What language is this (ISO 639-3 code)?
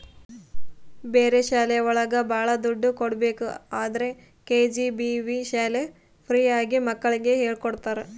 kan